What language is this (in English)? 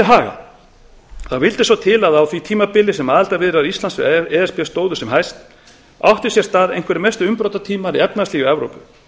Icelandic